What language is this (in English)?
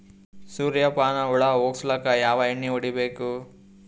Kannada